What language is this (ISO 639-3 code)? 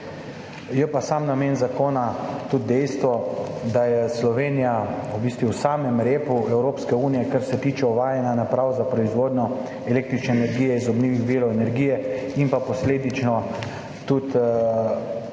slv